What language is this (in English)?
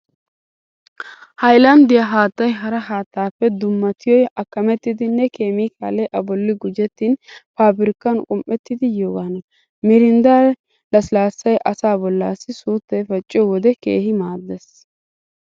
Wolaytta